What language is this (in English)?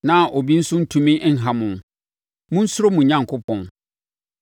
Akan